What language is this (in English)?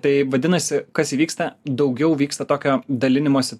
Lithuanian